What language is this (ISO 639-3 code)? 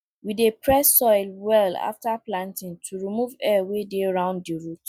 pcm